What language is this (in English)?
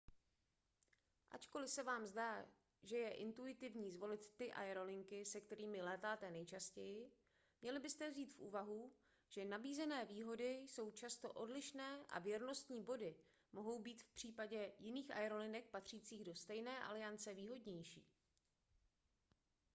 Czech